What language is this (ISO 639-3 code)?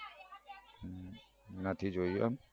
guj